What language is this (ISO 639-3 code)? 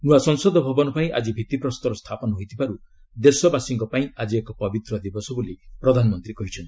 ori